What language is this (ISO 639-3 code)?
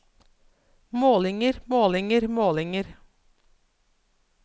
nor